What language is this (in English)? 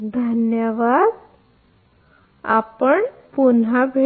Marathi